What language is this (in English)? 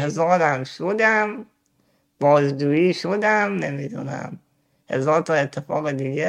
Persian